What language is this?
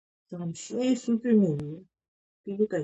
Georgian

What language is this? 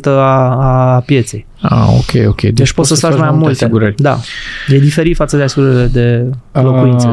Romanian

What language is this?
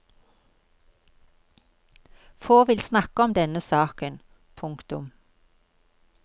Norwegian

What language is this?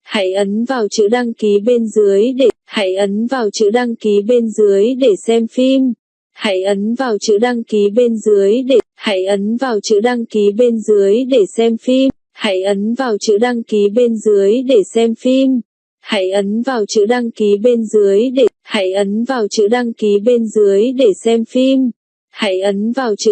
Vietnamese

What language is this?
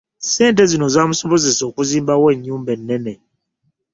Ganda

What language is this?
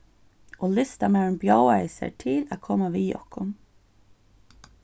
Faroese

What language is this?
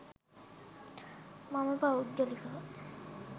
Sinhala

